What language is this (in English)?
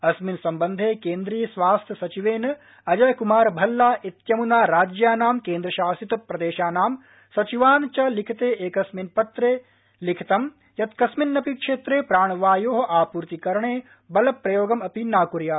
Sanskrit